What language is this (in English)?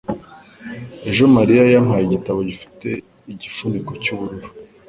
Kinyarwanda